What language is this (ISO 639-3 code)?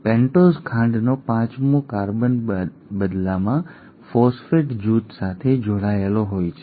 guj